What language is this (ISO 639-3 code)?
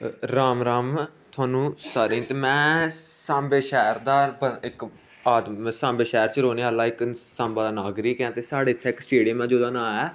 doi